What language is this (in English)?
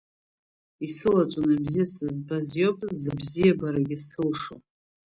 Abkhazian